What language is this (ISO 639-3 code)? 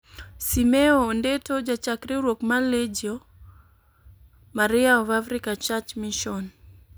luo